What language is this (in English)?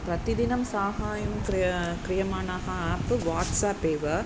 Sanskrit